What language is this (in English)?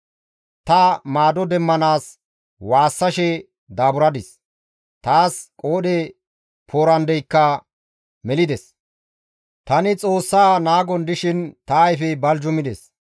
Gamo